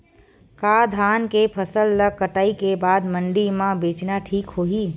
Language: Chhattisgarhi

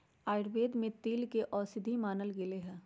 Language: Magahi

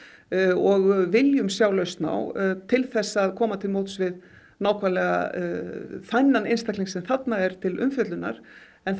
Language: Icelandic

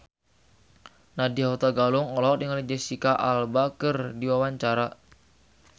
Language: Sundanese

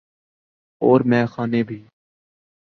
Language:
Urdu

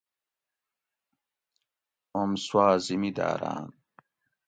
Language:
Gawri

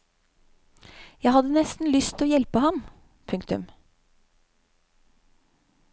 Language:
Norwegian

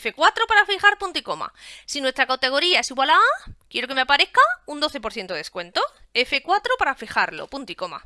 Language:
Spanish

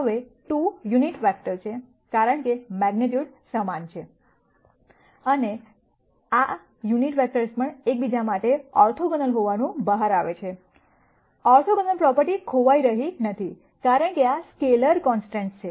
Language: Gujarati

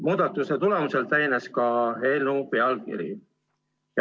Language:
Estonian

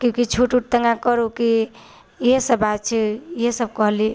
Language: Maithili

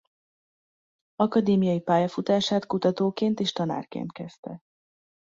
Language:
Hungarian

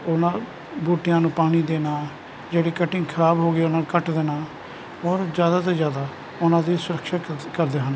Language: Punjabi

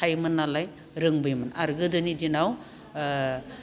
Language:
Bodo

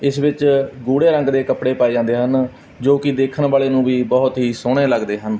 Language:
Punjabi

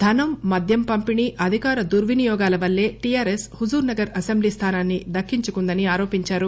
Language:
Telugu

